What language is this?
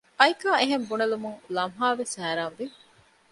Divehi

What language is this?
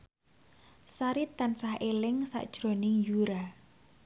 Javanese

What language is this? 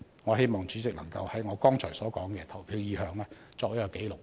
Cantonese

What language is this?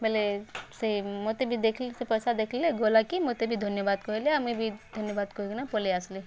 Odia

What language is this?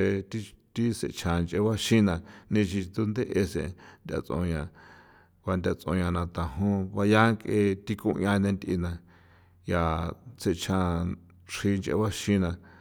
San Felipe Otlaltepec Popoloca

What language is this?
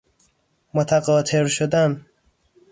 Persian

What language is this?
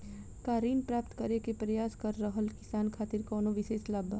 Bhojpuri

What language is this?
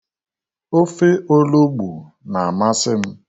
Igbo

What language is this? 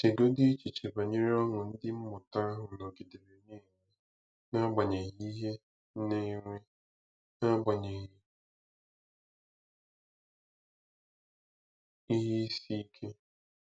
Igbo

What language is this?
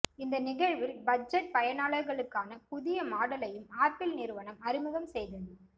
Tamil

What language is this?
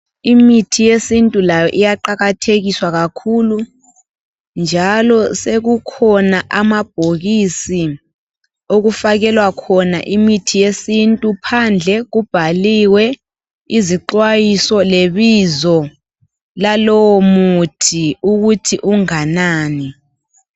North Ndebele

